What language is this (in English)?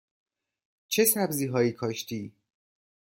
Persian